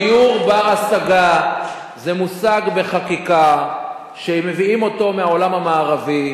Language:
Hebrew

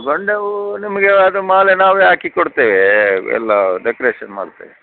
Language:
Kannada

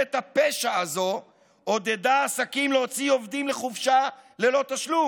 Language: Hebrew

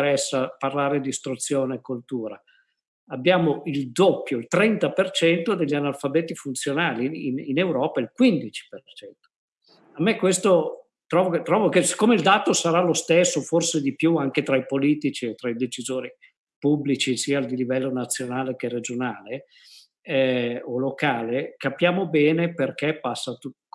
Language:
Italian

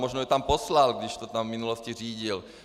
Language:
Czech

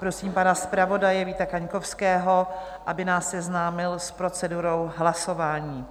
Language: Czech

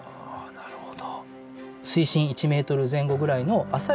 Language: Japanese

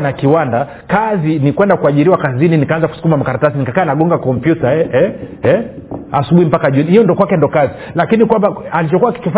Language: Swahili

